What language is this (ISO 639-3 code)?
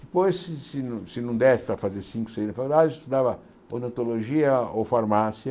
por